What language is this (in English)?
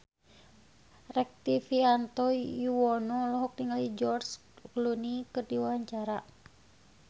Sundanese